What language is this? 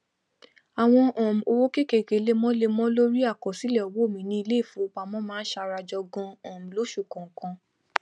Yoruba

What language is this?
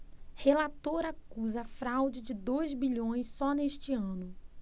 Portuguese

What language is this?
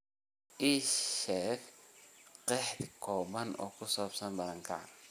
Somali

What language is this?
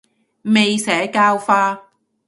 Cantonese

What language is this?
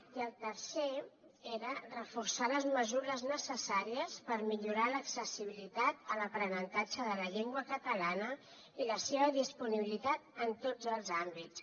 Catalan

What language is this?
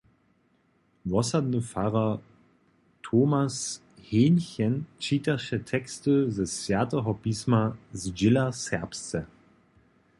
Upper Sorbian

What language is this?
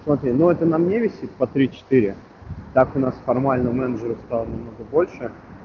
Russian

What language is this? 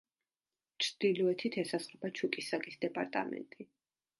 Georgian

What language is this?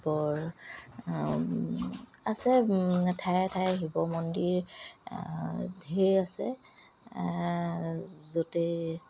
Assamese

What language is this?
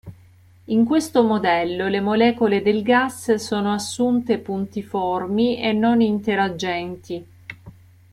Italian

